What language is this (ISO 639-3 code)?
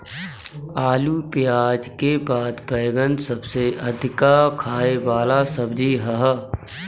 bho